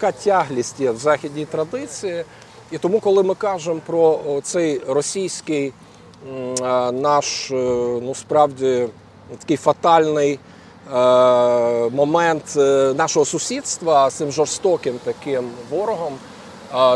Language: Ukrainian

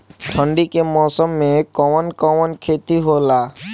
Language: Bhojpuri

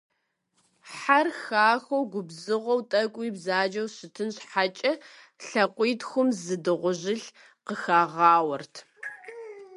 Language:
Kabardian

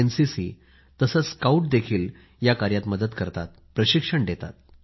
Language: Marathi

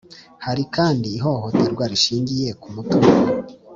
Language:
Kinyarwanda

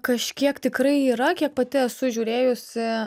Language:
Lithuanian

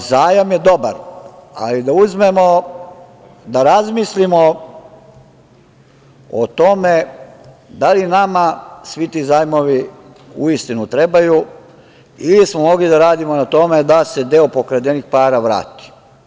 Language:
Serbian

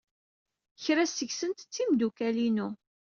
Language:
Kabyle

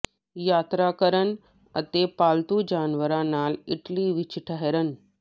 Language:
Punjabi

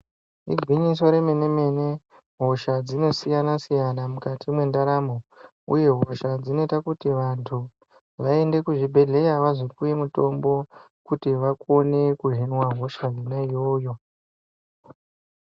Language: Ndau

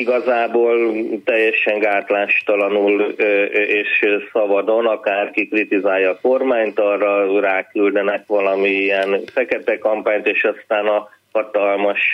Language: Hungarian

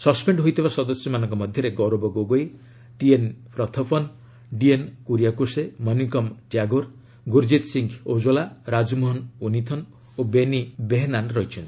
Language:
Odia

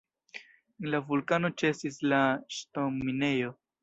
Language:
Esperanto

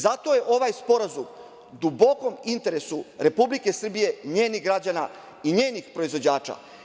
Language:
Serbian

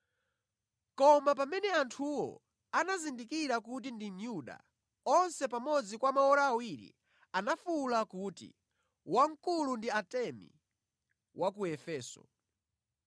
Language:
Nyanja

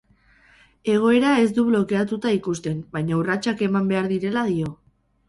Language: Basque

